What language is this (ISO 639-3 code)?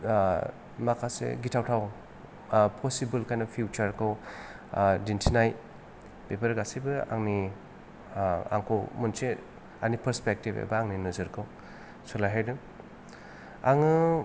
brx